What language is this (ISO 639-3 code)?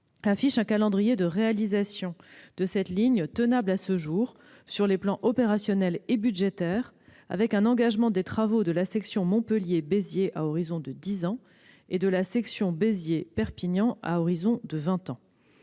fra